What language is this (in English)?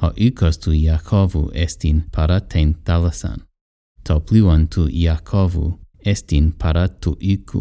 Greek